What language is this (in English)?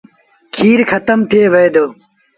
Sindhi Bhil